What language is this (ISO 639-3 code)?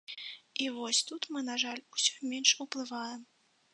bel